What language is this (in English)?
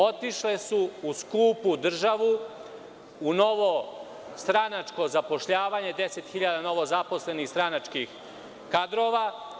Serbian